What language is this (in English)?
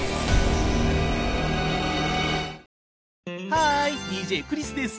Japanese